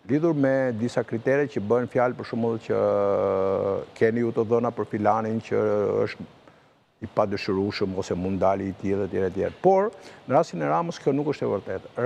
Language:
Dutch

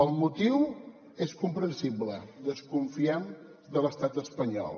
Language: Catalan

